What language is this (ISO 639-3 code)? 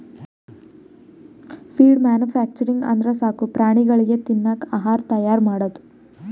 kan